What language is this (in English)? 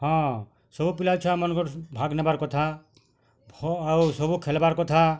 Odia